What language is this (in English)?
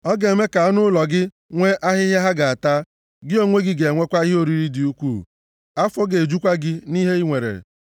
Igbo